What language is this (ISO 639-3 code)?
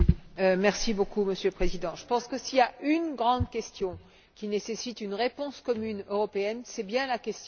fra